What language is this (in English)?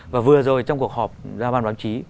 Vietnamese